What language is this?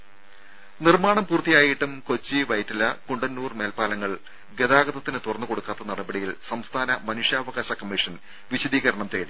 Malayalam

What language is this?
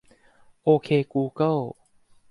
Thai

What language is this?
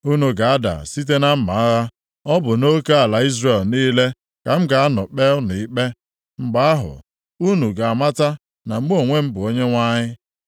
Igbo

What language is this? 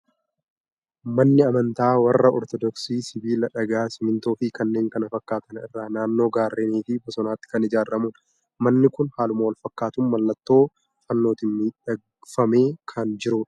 Oromo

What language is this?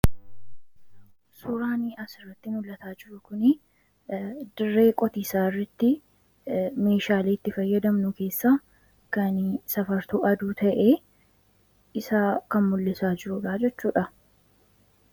Oromo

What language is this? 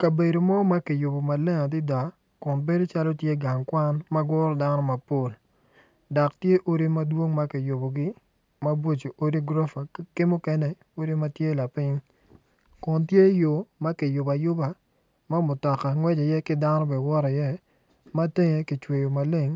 Acoli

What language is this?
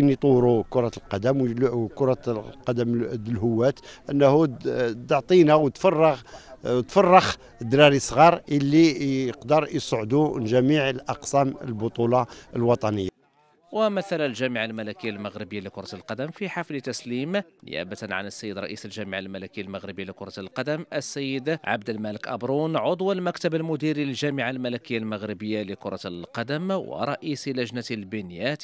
Arabic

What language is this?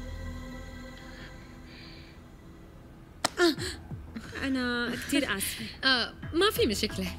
Arabic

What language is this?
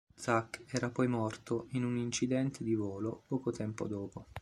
Italian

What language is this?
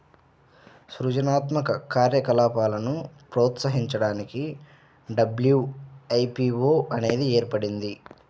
Telugu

